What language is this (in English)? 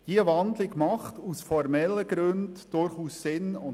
Swiss German